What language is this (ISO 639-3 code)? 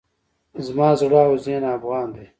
pus